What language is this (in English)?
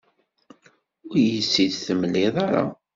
Kabyle